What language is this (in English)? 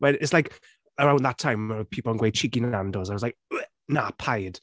Welsh